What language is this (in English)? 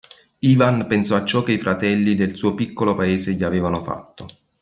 Italian